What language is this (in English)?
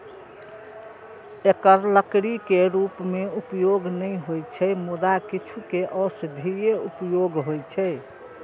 Maithili